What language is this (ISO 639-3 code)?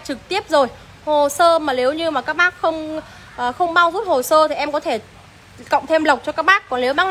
vie